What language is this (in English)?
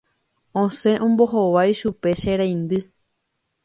Guarani